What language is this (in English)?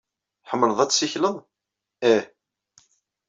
Kabyle